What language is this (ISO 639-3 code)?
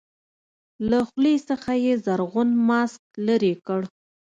pus